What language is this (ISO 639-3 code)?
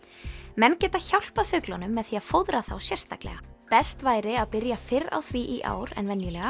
isl